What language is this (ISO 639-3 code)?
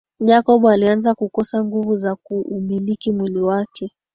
swa